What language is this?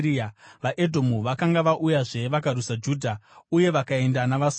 Shona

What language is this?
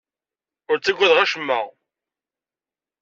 Kabyle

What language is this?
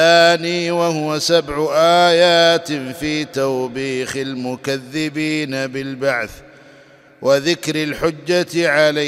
Arabic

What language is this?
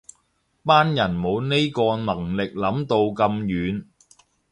Cantonese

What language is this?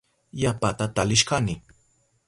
Southern Pastaza Quechua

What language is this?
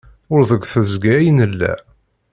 Kabyle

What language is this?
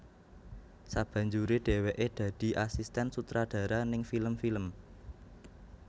Javanese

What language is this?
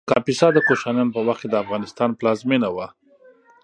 Pashto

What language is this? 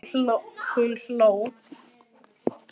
Icelandic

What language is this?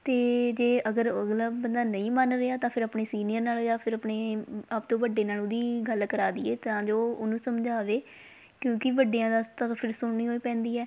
Punjabi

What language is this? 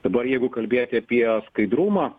Lithuanian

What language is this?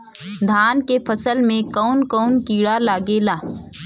Bhojpuri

